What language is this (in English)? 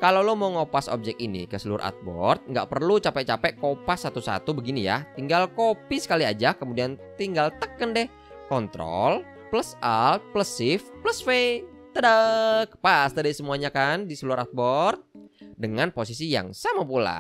Indonesian